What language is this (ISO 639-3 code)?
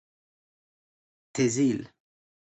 fas